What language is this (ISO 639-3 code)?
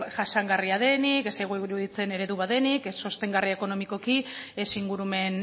eus